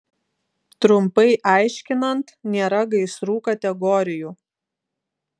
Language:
Lithuanian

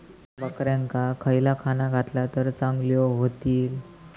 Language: Marathi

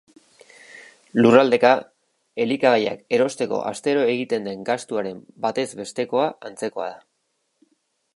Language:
Basque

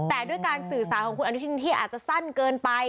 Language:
Thai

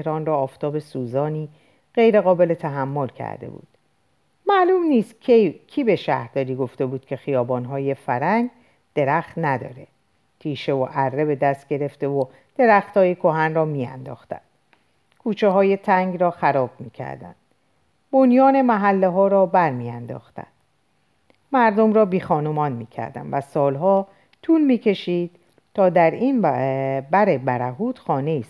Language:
Persian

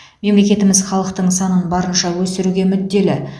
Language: Kazakh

